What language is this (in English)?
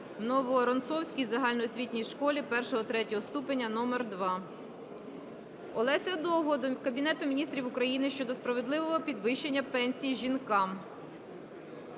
Ukrainian